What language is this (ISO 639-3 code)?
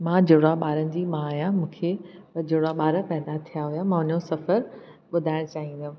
snd